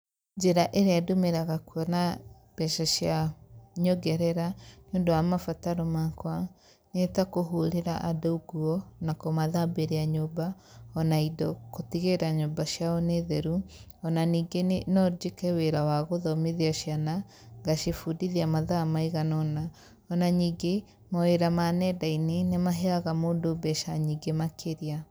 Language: Kikuyu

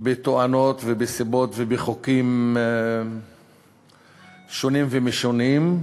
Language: Hebrew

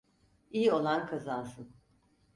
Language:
Turkish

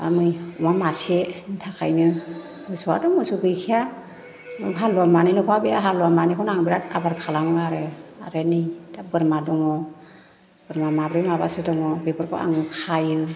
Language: Bodo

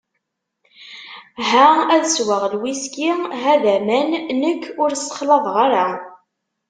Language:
Kabyle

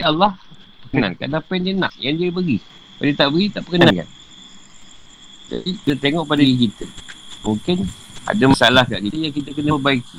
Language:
Malay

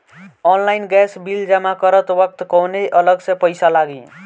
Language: Bhojpuri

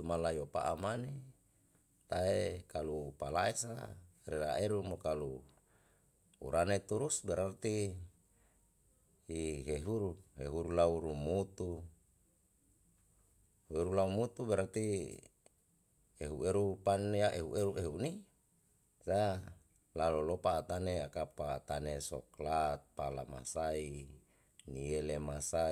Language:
Yalahatan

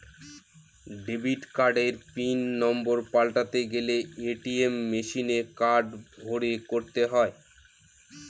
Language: Bangla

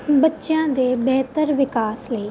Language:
Punjabi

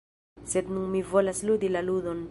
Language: Esperanto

